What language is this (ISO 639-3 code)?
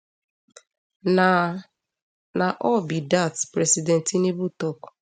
pcm